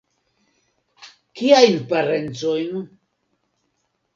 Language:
Esperanto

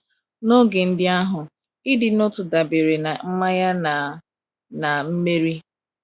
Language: Igbo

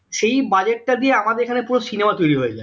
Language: Bangla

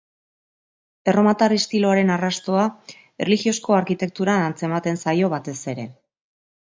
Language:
Basque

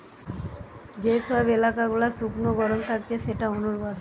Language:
Bangla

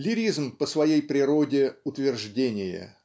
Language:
Russian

